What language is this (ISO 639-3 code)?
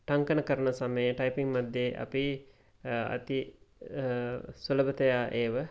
san